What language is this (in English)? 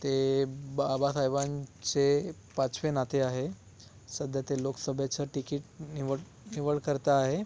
Marathi